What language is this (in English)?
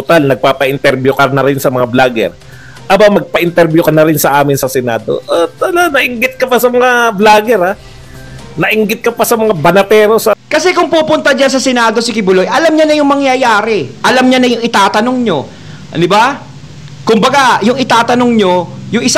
Filipino